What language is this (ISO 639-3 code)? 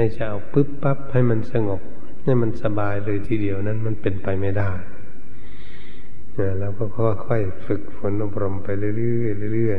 tha